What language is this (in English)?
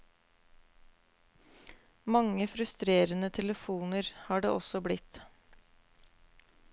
Norwegian